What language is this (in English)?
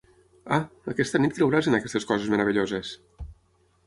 Catalan